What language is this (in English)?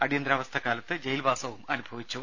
Malayalam